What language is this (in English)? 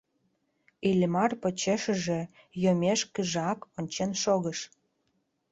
Mari